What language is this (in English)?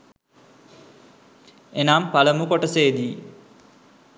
Sinhala